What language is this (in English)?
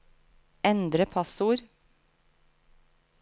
Norwegian